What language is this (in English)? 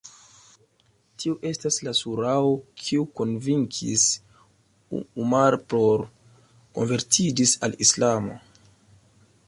Esperanto